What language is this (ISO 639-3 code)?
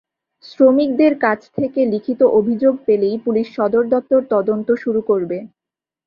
ben